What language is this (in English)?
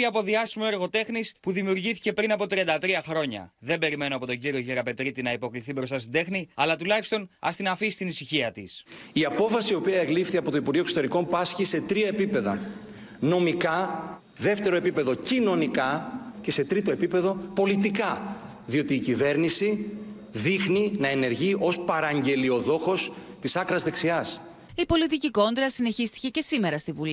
Greek